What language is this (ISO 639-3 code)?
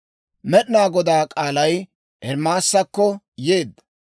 dwr